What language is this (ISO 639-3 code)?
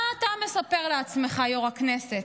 heb